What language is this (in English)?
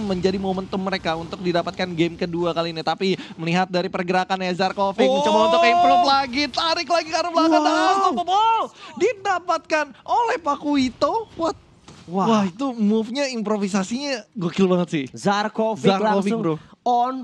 Indonesian